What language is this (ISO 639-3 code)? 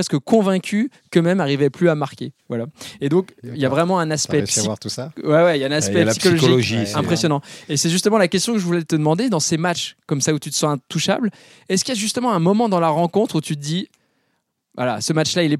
fra